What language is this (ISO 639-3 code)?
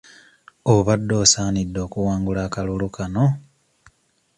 lug